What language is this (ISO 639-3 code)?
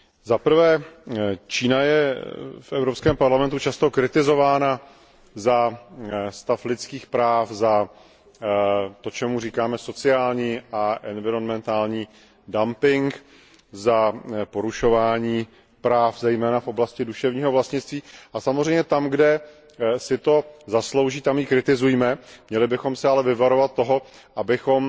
ces